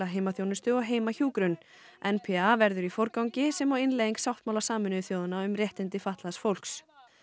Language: Icelandic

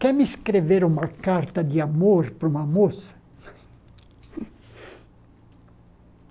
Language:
Portuguese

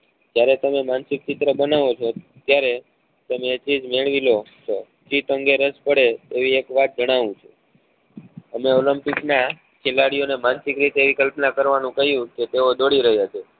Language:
Gujarati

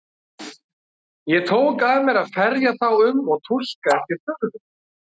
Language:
Icelandic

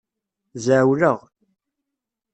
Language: Kabyle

